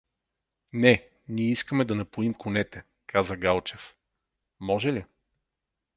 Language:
Bulgarian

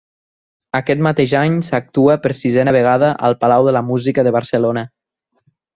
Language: Catalan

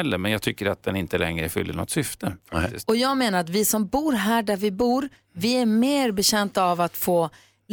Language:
Swedish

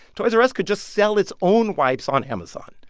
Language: English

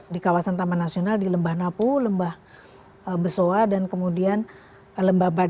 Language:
Indonesian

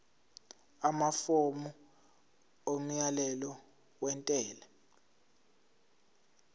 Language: Zulu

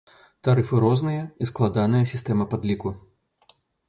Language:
Belarusian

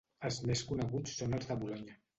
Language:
Catalan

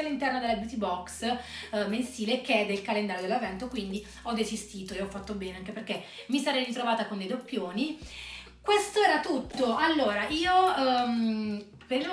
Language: Italian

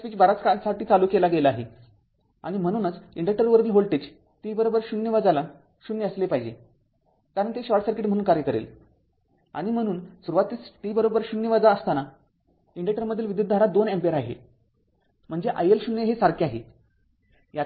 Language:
Marathi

